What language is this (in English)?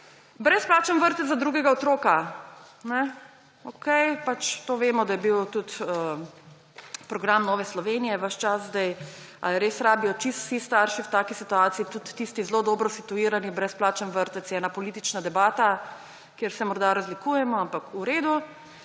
Slovenian